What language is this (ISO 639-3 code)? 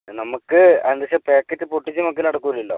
mal